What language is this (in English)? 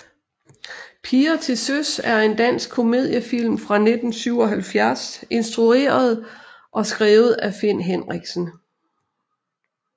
Danish